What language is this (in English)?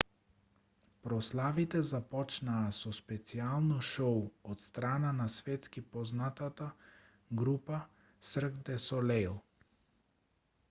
Macedonian